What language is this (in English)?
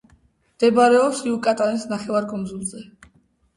Georgian